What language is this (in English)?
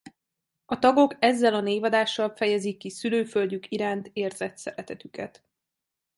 Hungarian